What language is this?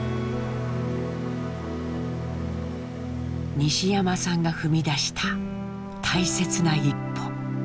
Japanese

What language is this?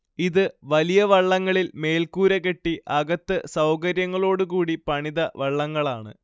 Malayalam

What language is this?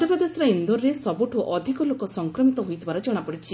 Odia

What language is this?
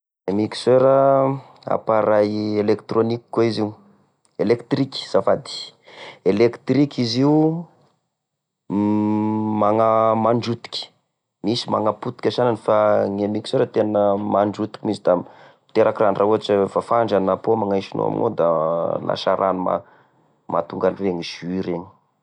Tesaka Malagasy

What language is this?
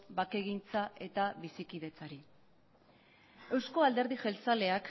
Basque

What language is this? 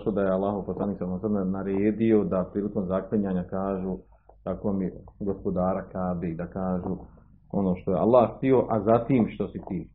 Croatian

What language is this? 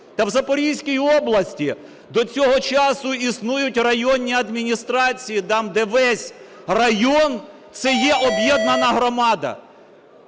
Ukrainian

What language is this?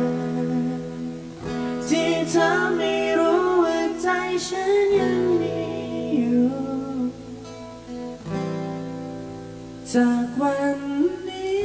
Thai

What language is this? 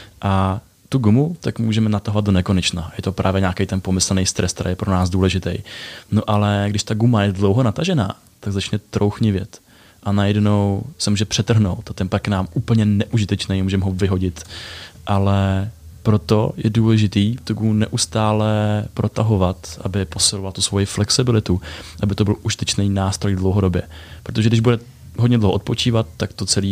Czech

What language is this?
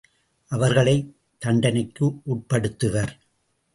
Tamil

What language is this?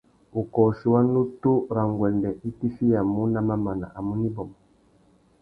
Tuki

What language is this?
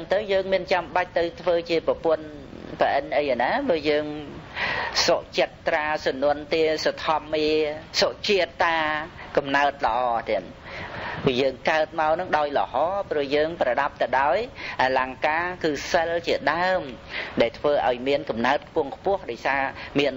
Vietnamese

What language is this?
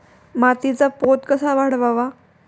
Marathi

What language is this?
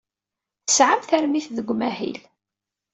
Kabyle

